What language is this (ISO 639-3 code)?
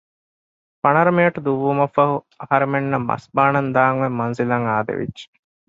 div